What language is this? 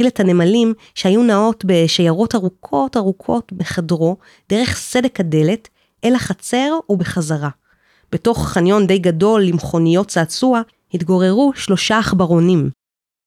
Hebrew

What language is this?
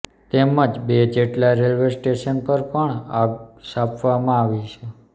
Gujarati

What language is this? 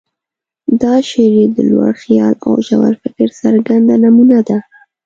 Pashto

